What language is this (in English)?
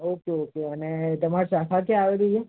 Gujarati